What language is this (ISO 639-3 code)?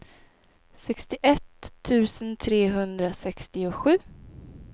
swe